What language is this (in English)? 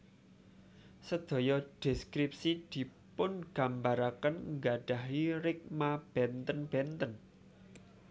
Javanese